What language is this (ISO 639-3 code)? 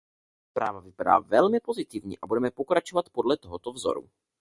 ces